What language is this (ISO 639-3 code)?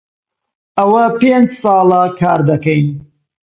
ckb